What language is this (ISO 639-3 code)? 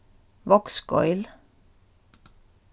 fao